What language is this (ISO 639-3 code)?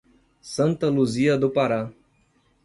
por